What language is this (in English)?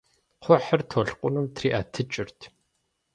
Kabardian